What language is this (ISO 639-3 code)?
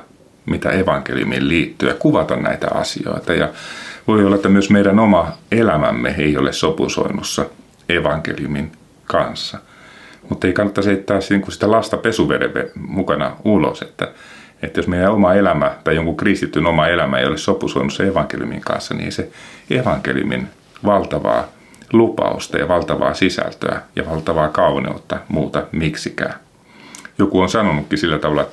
fin